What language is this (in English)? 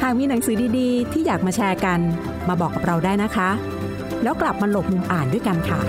Thai